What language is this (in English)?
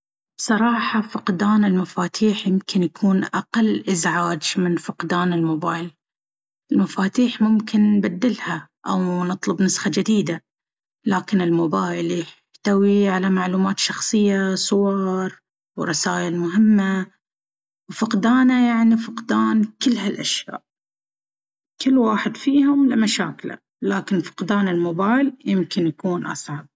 Baharna Arabic